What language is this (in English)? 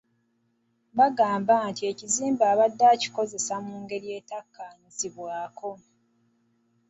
Ganda